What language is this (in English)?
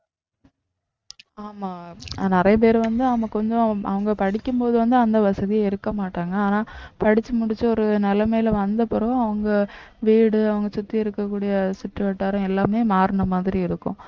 Tamil